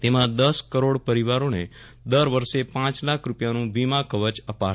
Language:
Gujarati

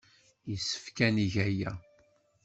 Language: Kabyle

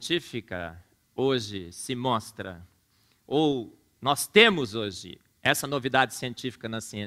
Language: Portuguese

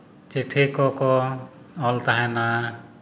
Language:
Santali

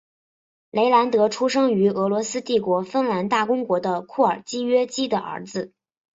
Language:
Chinese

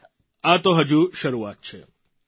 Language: Gujarati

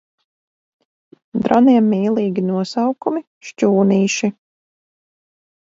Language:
Latvian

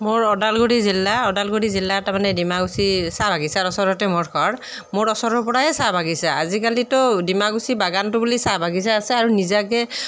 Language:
Assamese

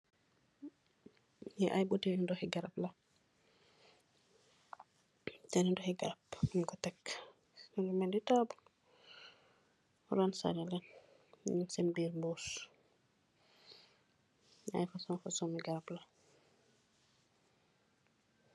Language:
Wolof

